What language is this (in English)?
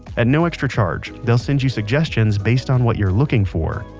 English